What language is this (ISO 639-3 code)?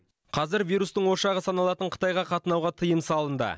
kaz